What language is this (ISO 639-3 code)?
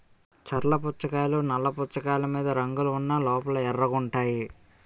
tel